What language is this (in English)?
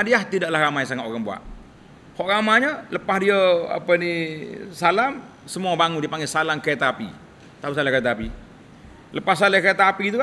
Malay